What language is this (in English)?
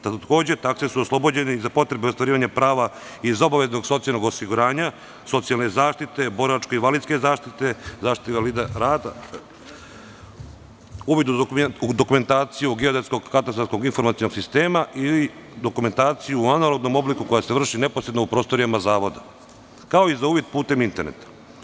Serbian